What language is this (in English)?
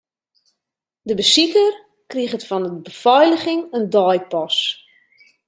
Western Frisian